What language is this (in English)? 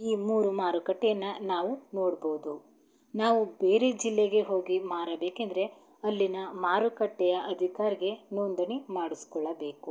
Kannada